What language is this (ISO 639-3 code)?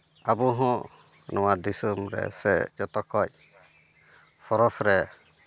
sat